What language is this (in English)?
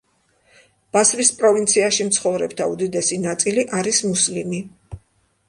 Georgian